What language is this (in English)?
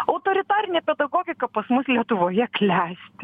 Lithuanian